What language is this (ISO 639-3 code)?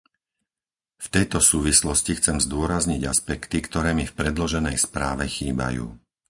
slk